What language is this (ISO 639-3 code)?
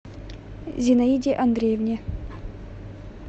rus